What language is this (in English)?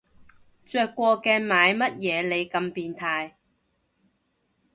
Cantonese